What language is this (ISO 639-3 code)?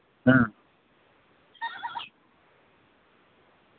sat